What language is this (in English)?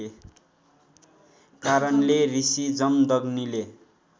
Nepali